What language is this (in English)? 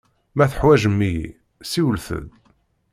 Kabyle